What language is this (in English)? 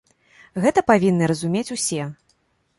Belarusian